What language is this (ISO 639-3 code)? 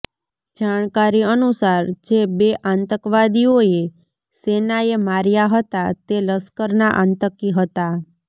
guj